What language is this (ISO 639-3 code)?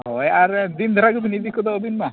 sat